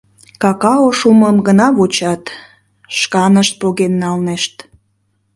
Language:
Mari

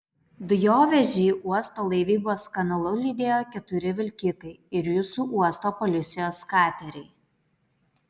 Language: Lithuanian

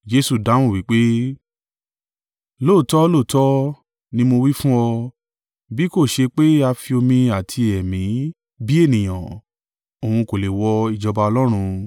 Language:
Yoruba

